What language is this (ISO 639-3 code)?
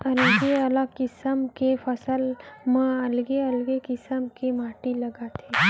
hne